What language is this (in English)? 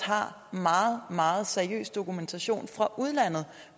Danish